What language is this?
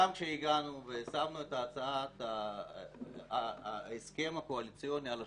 Hebrew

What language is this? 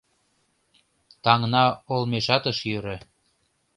Mari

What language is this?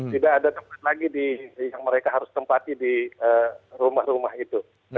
Indonesian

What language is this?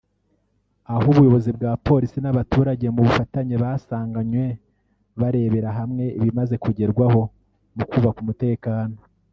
Kinyarwanda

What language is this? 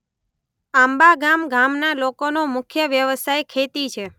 Gujarati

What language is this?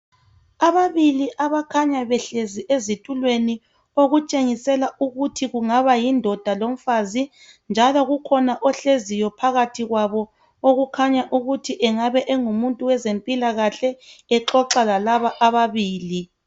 North Ndebele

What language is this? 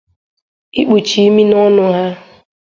Igbo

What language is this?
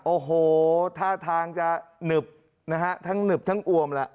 Thai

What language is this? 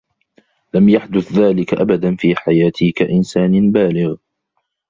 Arabic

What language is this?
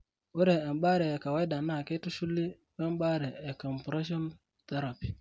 Masai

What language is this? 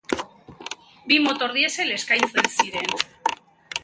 Basque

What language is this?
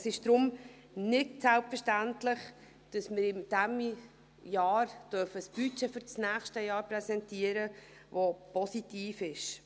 Swiss German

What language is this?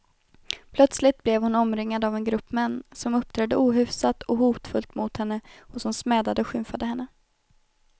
Swedish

